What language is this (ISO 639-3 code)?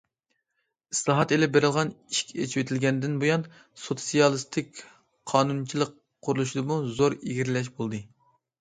uig